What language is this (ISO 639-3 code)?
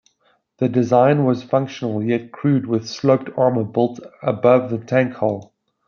eng